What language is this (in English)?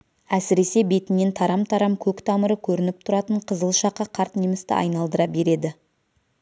Kazakh